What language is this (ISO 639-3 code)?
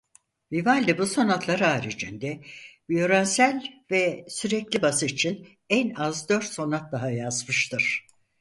tur